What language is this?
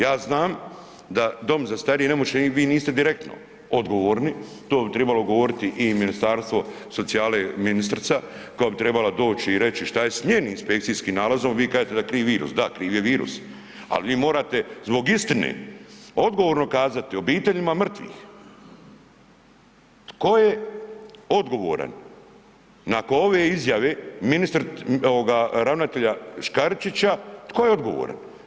Croatian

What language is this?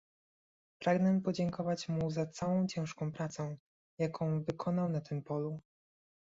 Polish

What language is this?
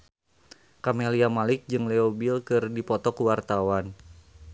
Sundanese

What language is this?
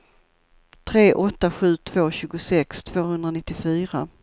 Swedish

